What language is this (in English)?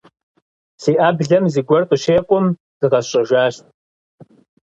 Kabardian